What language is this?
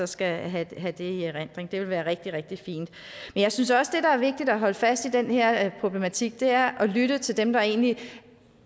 Danish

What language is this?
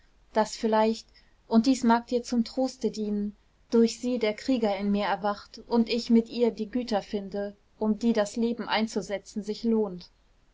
German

